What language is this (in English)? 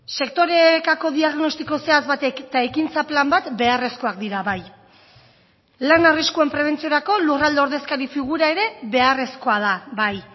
Basque